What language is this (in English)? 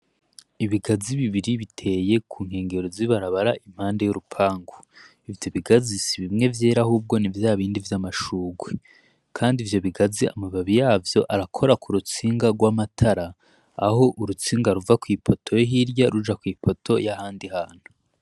Rundi